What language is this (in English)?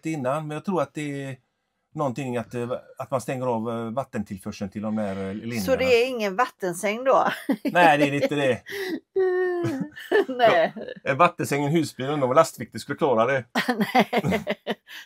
Swedish